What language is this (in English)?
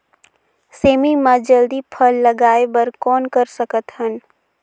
Chhattisgarhi